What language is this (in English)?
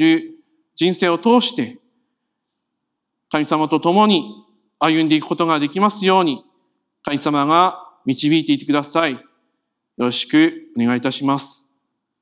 Japanese